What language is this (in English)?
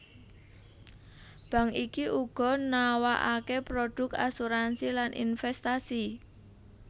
Javanese